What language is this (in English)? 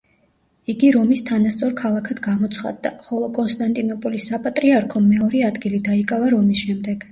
Georgian